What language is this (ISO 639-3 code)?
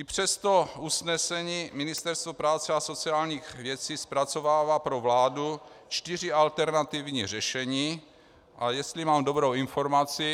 ces